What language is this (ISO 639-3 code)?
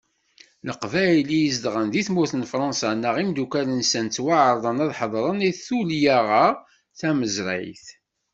kab